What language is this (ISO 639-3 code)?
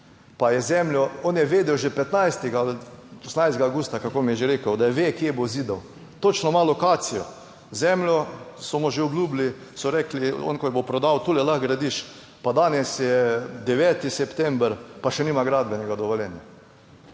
slv